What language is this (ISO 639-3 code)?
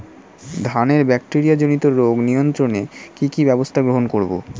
ben